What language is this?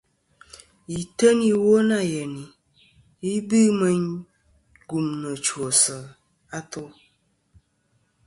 Kom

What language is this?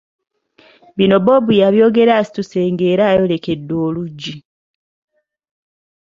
Ganda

